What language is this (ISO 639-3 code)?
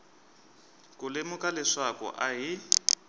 tso